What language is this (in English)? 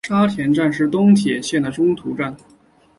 Chinese